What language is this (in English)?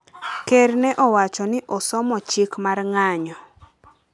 Luo (Kenya and Tanzania)